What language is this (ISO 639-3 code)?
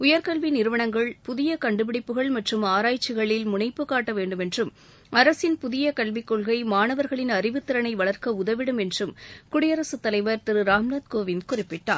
tam